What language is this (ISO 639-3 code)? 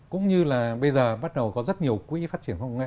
vie